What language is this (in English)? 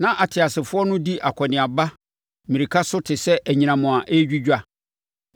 Akan